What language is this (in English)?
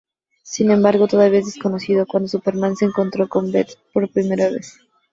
Spanish